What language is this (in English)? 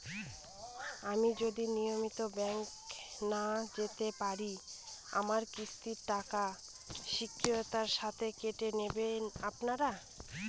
Bangla